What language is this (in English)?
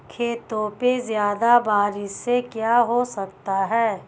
Hindi